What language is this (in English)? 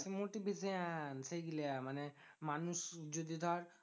Bangla